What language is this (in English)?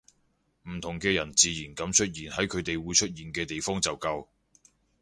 Cantonese